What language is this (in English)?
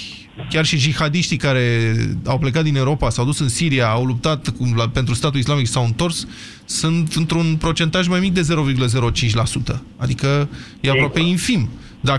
Romanian